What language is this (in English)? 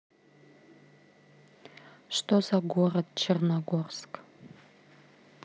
Russian